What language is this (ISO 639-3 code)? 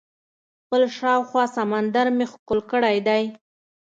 pus